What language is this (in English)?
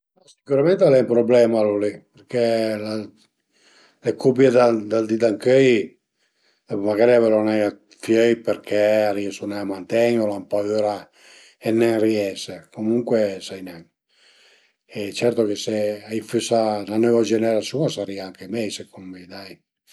Piedmontese